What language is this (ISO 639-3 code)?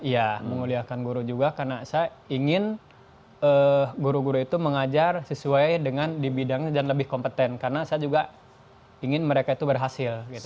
ind